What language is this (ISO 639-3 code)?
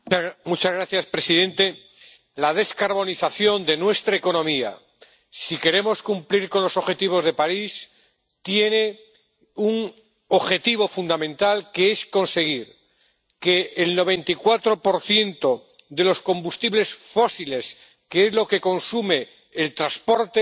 spa